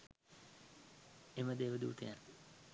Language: Sinhala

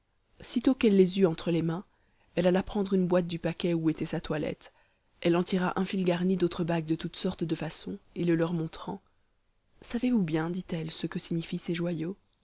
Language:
French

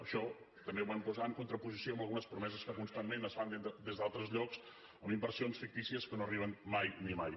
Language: Catalan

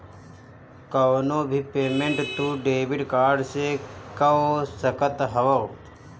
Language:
Bhojpuri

